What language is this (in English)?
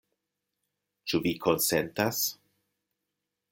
Esperanto